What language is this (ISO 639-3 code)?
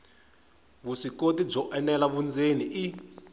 tso